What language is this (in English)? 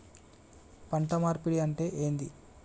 Telugu